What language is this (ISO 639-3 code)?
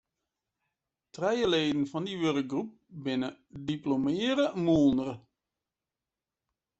fry